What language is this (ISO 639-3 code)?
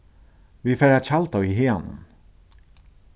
fao